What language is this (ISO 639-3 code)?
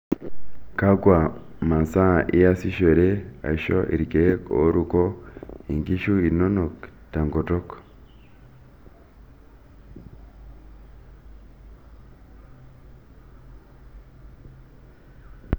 mas